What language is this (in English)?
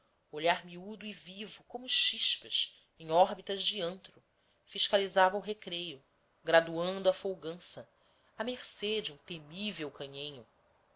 Portuguese